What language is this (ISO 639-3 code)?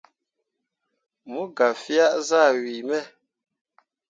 mua